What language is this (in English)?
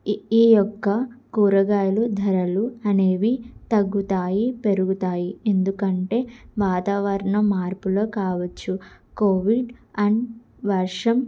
Telugu